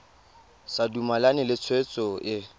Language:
Tswana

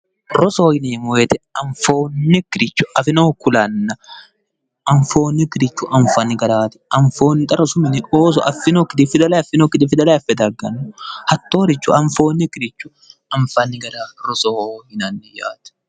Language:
Sidamo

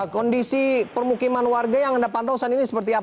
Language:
Indonesian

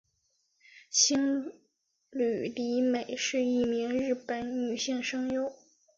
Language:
Chinese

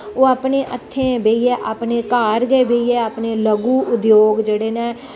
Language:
Dogri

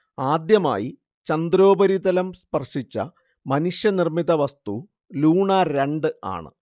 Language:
Malayalam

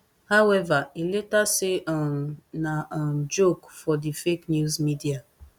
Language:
Nigerian Pidgin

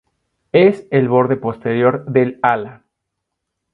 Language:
Spanish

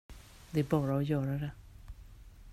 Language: Swedish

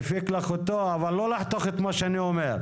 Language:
Hebrew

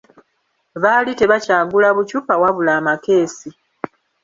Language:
Ganda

